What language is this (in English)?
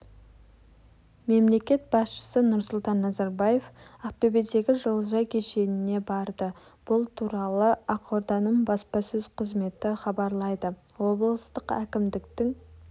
Kazakh